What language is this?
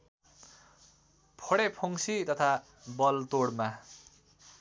Nepali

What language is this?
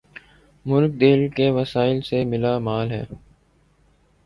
Urdu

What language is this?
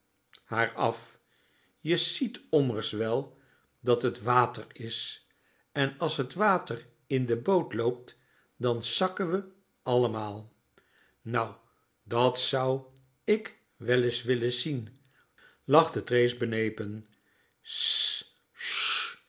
Dutch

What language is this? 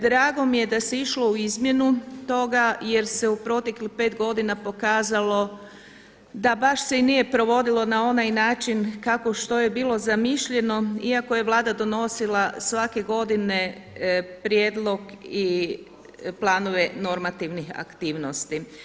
Croatian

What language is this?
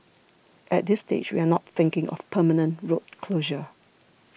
English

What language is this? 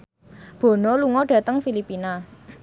Javanese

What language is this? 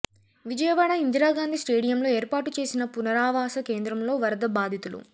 Telugu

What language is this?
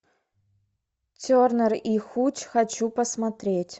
Russian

